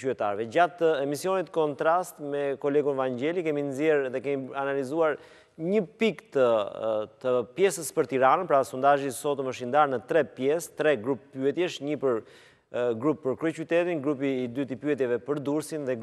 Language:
Romanian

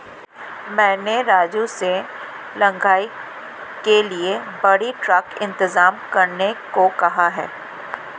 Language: Hindi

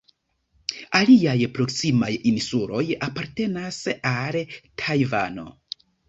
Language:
Esperanto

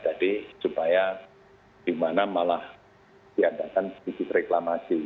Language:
Indonesian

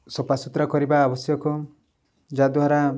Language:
Odia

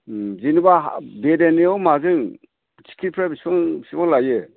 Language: Bodo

